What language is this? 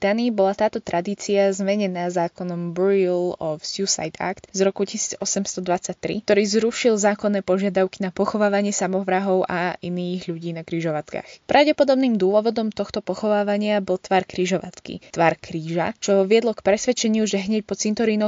Slovak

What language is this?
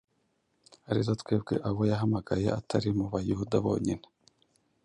Kinyarwanda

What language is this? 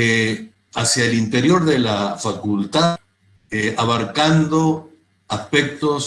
Spanish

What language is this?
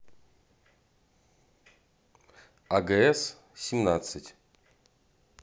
Russian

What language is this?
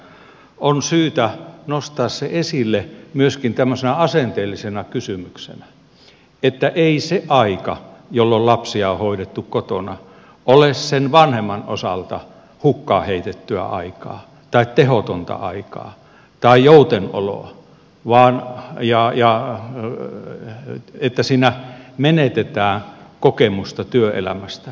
Finnish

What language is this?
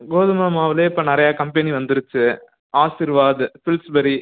Tamil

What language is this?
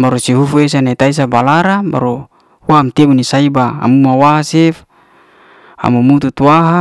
Liana-Seti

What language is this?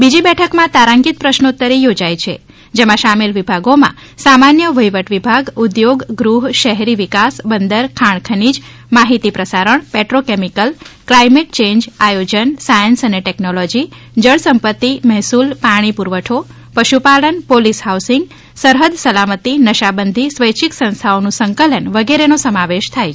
Gujarati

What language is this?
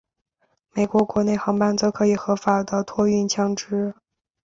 Chinese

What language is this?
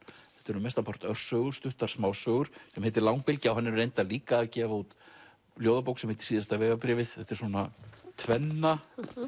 Icelandic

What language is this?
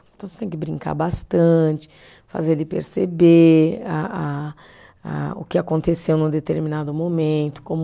Portuguese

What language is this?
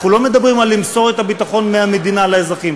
Hebrew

